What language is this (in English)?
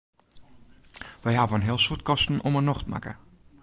Western Frisian